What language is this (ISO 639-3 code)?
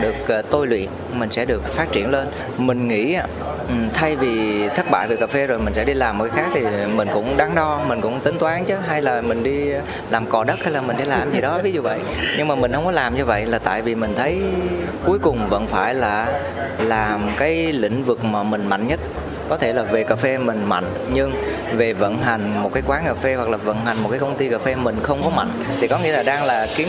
vie